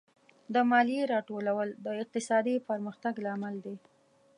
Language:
Pashto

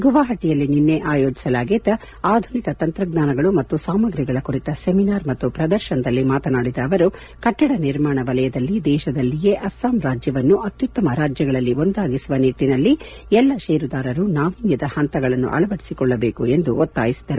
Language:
Kannada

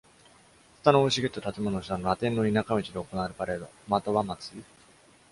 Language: Japanese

